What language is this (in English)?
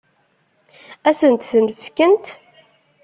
Kabyle